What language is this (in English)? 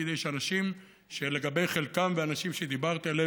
Hebrew